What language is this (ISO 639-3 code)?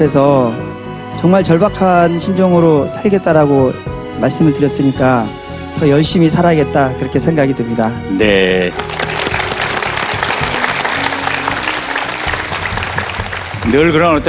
kor